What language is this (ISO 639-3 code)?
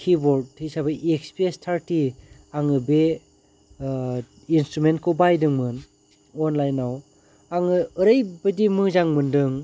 brx